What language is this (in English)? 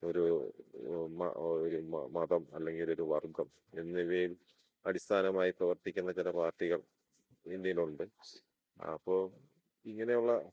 Malayalam